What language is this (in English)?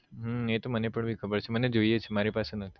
Gujarati